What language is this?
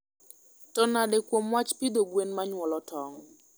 Luo (Kenya and Tanzania)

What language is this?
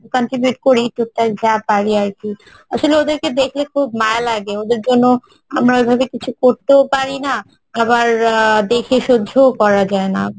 Bangla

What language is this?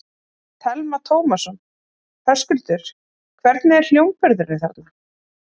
Icelandic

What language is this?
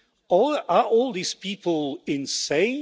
English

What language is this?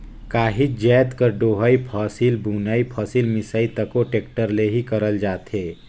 Chhattisgarhi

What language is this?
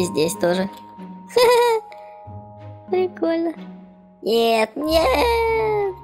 Russian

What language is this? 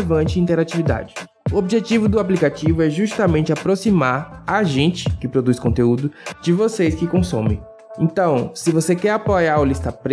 Portuguese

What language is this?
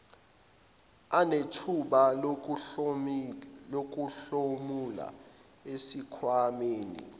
Zulu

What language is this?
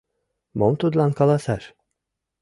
Mari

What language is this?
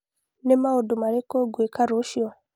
Kikuyu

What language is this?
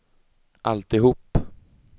Swedish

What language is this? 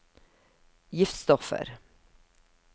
Norwegian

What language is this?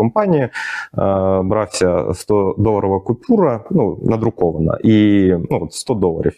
Ukrainian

